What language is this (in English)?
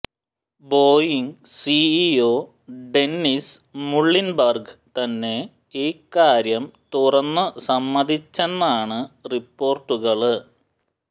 Malayalam